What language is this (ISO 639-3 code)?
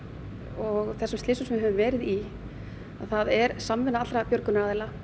isl